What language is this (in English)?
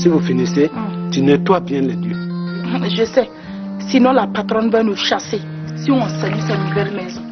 French